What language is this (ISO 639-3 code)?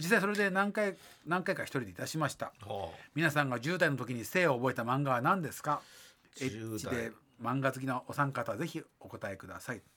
jpn